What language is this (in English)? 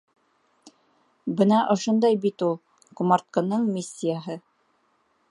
Bashkir